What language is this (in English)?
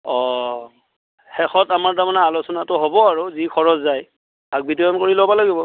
Assamese